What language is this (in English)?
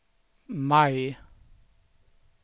Swedish